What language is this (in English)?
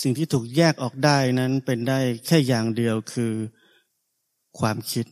Thai